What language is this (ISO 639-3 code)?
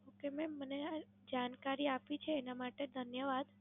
guj